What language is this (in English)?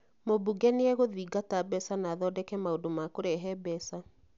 Kikuyu